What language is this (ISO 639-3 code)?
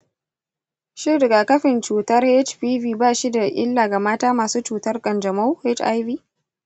hau